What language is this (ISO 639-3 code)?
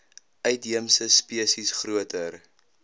afr